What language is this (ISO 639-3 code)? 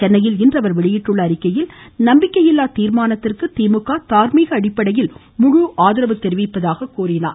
tam